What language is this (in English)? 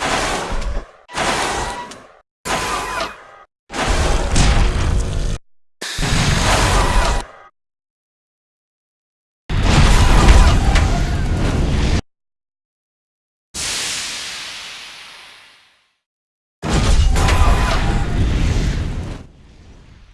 English